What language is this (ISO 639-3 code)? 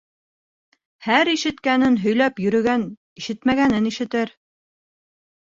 bak